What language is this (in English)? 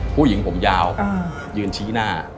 Thai